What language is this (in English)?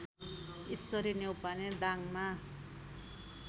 Nepali